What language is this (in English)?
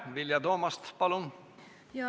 Estonian